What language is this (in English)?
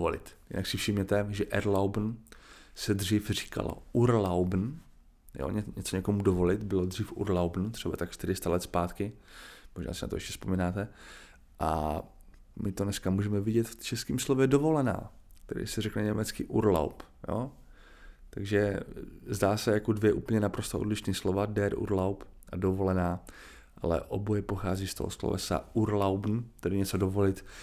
Czech